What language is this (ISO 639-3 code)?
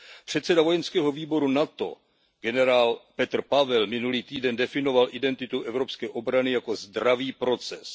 ces